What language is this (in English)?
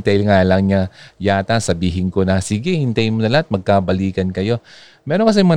Filipino